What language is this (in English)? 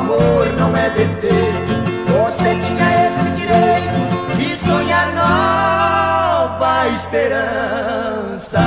Portuguese